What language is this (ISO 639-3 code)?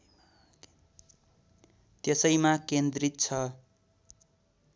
nep